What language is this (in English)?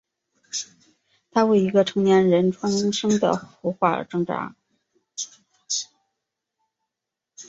Chinese